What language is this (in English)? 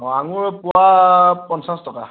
Assamese